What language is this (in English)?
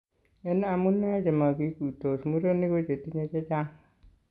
Kalenjin